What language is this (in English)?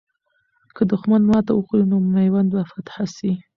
Pashto